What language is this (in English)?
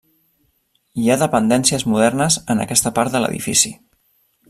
Catalan